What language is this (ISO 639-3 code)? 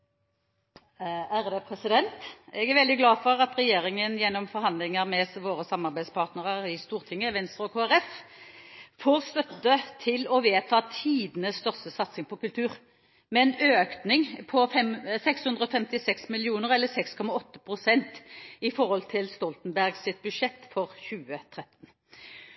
nor